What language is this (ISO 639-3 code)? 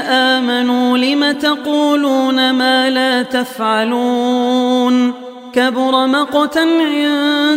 ara